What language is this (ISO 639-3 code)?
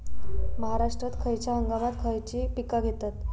mar